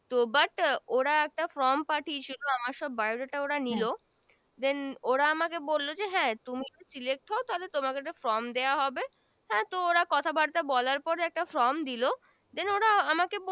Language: Bangla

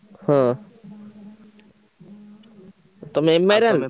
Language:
Odia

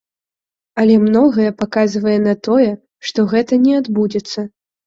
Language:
Belarusian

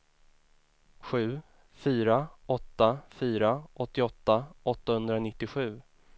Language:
Swedish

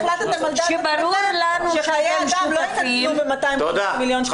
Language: Hebrew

